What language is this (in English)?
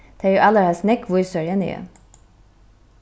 Faroese